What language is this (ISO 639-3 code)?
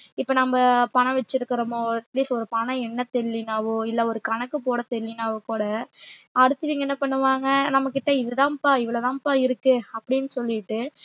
tam